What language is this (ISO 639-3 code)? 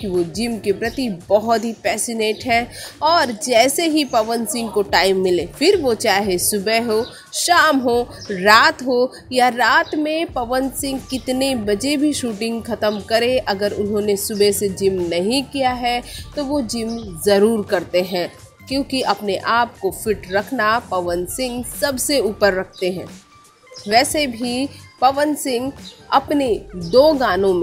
hin